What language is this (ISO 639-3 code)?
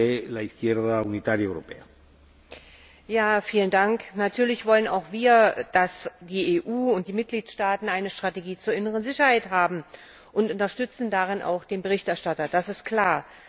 deu